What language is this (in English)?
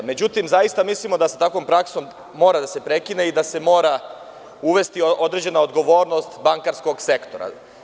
Serbian